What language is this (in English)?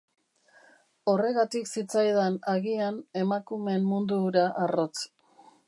Basque